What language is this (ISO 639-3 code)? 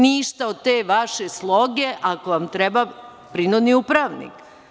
srp